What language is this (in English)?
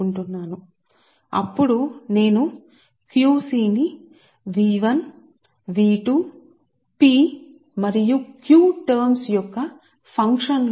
Telugu